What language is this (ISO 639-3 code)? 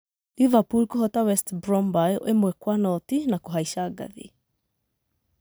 kik